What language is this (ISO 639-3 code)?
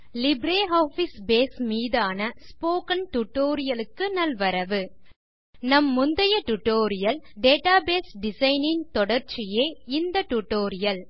tam